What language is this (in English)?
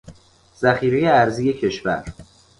Persian